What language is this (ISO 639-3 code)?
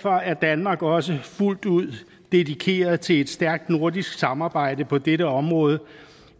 dan